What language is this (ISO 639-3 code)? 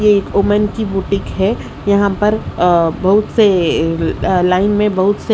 hin